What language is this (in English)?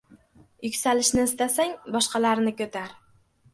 Uzbek